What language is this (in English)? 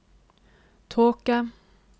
Norwegian